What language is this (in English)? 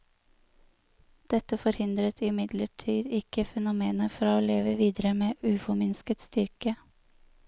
Norwegian